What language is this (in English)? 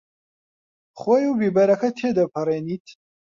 Central Kurdish